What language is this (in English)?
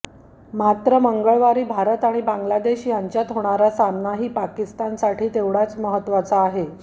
Marathi